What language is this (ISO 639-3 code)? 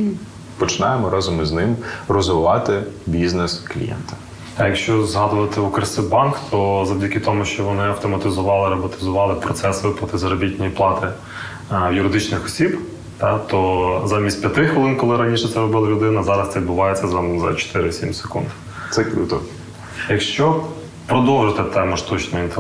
ukr